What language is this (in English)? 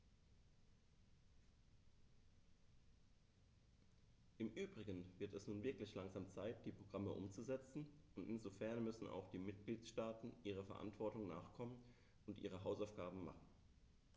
German